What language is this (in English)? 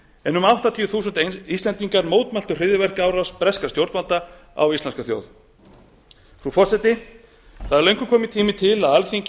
Icelandic